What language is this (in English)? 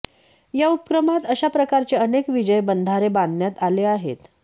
Marathi